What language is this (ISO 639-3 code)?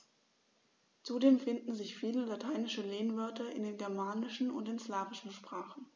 deu